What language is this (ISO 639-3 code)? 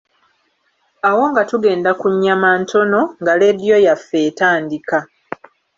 lug